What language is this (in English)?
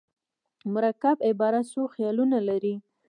Pashto